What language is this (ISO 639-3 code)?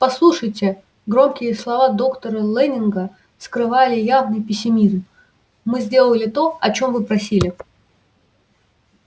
rus